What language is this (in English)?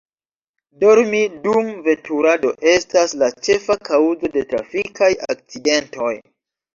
Esperanto